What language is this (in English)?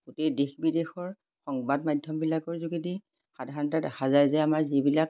Assamese